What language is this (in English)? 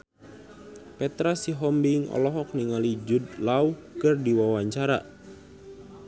Sundanese